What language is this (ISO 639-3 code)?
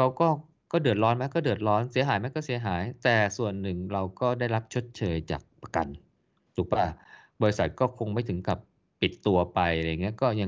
tha